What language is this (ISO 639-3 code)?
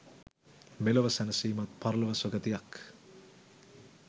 sin